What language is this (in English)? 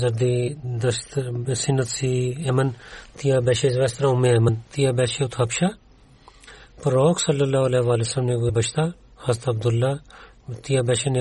Bulgarian